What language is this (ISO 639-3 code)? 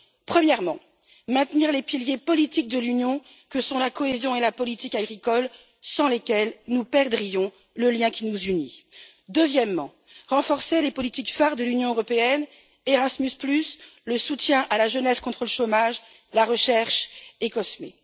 fra